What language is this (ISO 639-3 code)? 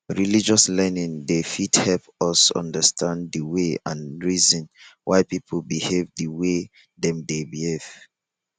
pcm